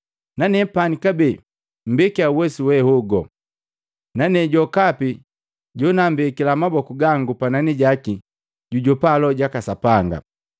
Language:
Matengo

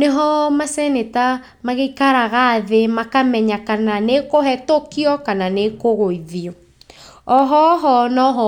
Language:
Kikuyu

